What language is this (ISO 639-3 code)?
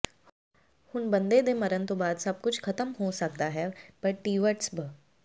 pan